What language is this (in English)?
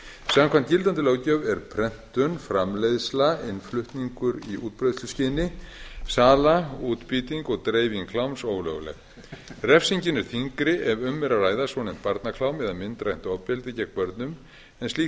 Icelandic